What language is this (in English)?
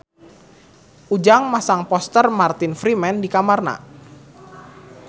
Sundanese